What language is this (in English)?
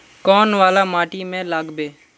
Magahi